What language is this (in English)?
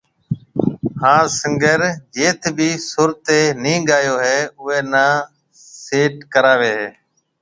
Marwari (Pakistan)